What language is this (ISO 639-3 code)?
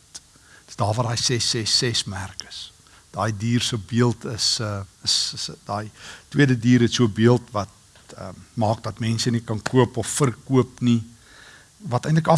nld